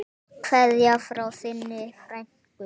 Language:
Icelandic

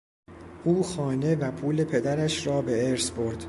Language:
Persian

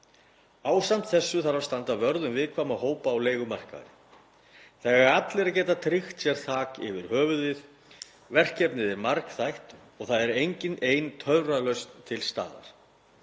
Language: Icelandic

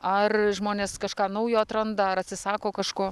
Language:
Lithuanian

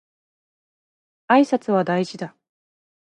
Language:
Japanese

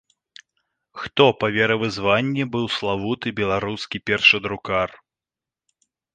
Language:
Belarusian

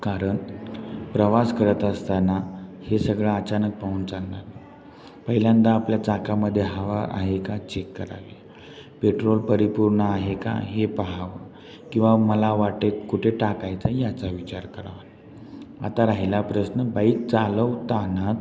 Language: Marathi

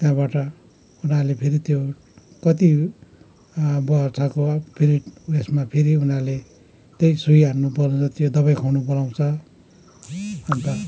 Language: Nepali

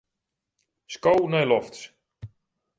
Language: Western Frisian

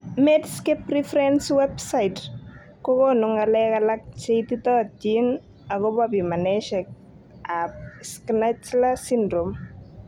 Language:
Kalenjin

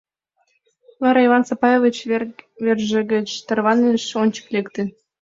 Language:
Mari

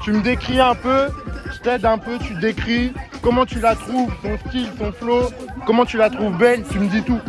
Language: French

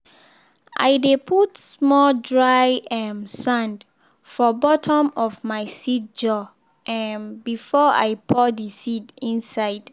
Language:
Nigerian Pidgin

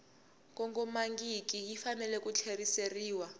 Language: Tsonga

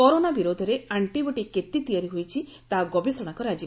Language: Odia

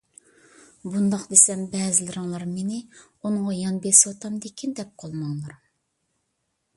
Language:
Uyghur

